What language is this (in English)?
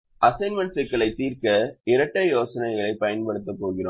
Tamil